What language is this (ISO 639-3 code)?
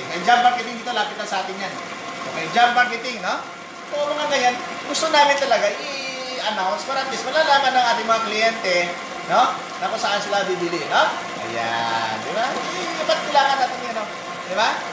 fil